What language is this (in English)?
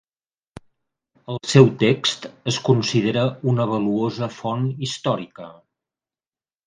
Catalan